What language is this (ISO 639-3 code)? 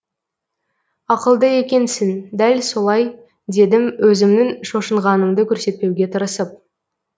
kaz